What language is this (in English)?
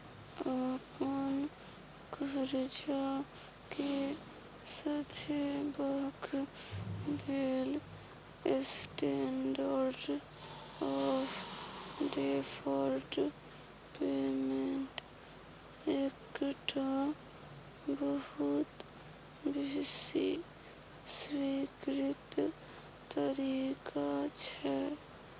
Maithili